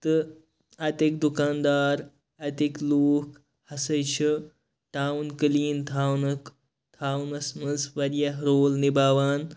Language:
Kashmiri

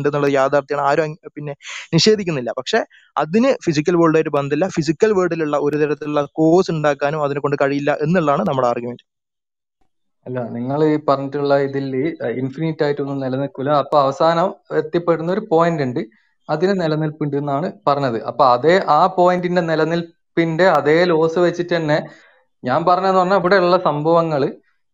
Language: Malayalam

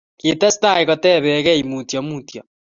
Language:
Kalenjin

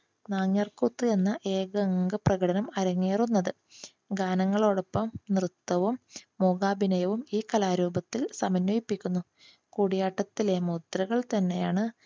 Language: Malayalam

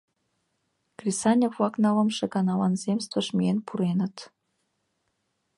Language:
Mari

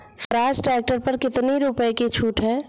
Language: Hindi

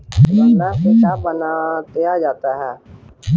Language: Bhojpuri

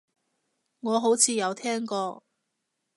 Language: Cantonese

